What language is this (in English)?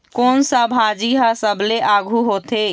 Chhattisgarhi